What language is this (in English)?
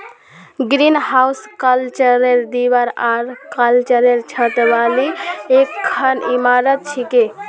Magahi